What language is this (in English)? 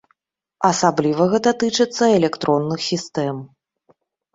Belarusian